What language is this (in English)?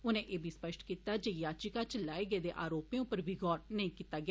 Dogri